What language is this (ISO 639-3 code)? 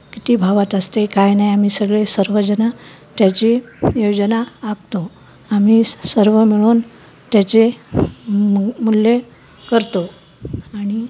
mar